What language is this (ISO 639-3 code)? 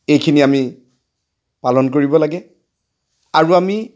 asm